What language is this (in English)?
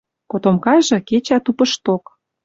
Western Mari